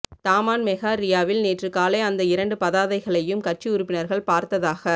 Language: Tamil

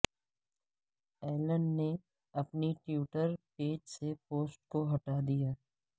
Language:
Urdu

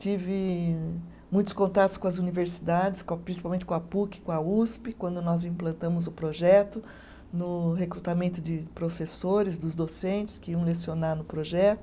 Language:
Portuguese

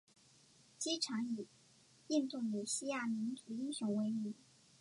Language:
Chinese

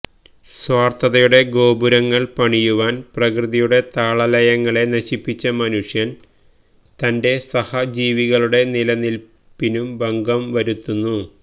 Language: Malayalam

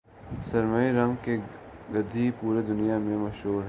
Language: Urdu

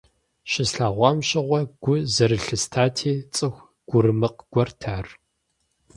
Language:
Kabardian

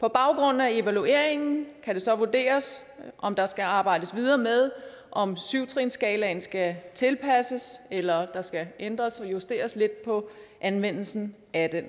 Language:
Danish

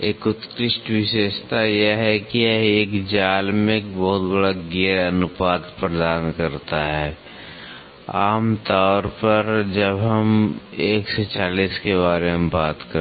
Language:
Hindi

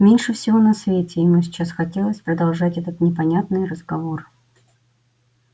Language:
Russian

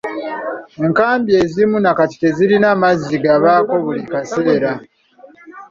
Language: Ganda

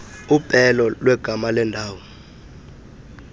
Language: Xhosa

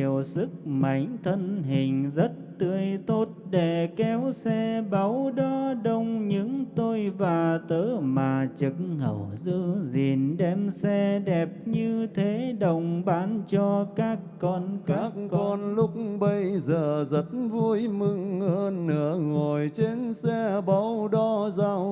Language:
Vietnamese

